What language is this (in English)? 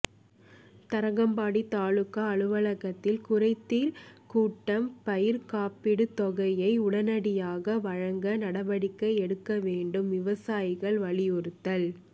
Tamil